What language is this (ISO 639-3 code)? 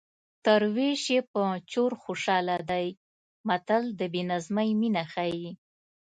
pus